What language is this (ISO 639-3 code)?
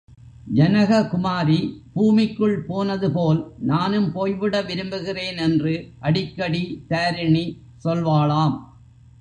tam